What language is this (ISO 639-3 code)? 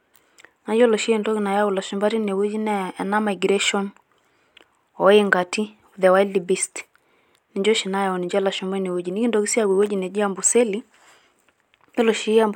mas